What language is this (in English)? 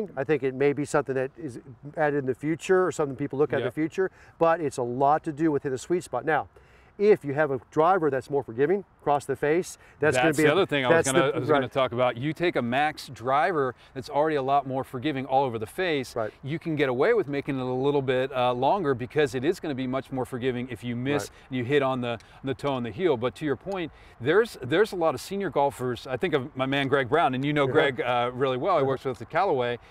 English